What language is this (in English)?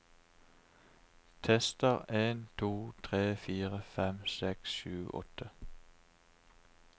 Norwegian